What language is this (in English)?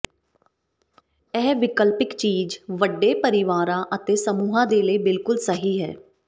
Punjabi